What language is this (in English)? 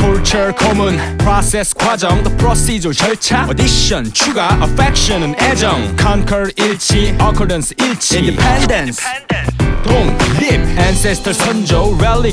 Korean